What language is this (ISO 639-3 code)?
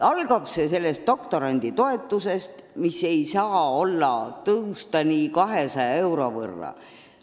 est